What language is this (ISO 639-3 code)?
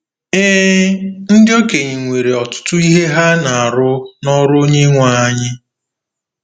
ibo